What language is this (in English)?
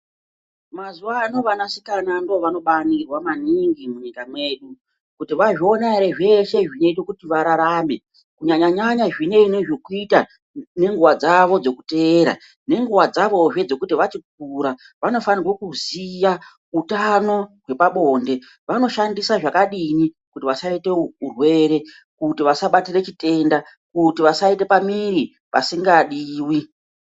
Ndau